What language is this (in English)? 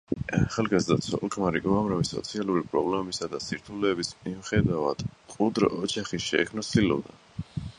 Georgian